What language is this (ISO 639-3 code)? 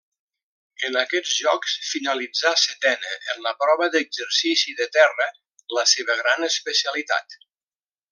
cat